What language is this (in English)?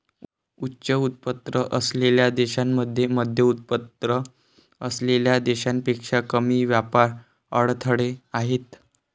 Marathi